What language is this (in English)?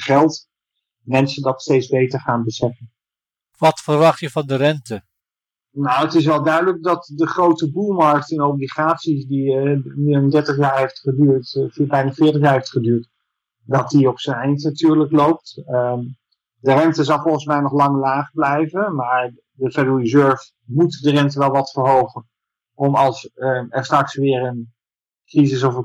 Dutch